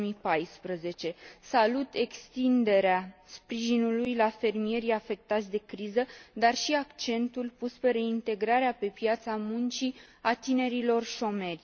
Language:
Romanian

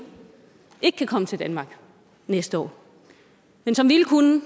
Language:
Danish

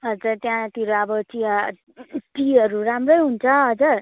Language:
Nepali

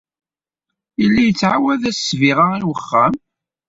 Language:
Kabyle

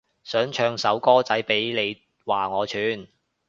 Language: Cantonese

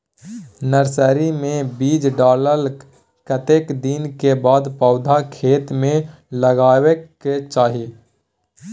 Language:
Maithili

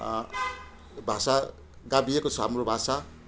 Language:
Nepali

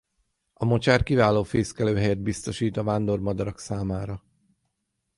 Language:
Hungarian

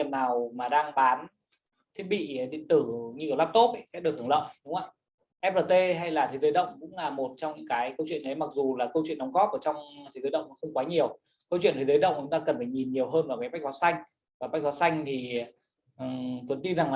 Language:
Vietnamese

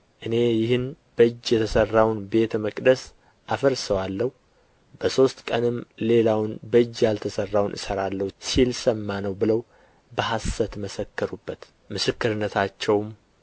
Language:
Amharic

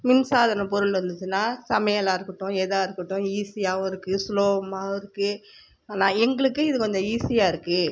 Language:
Tamil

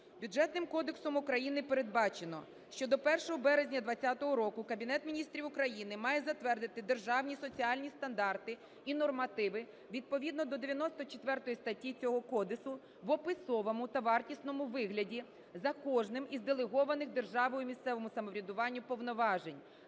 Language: Ukrainian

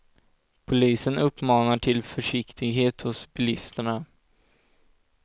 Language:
Swedish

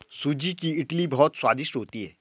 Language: Hindi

